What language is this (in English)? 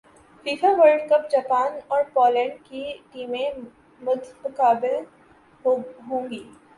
Urdu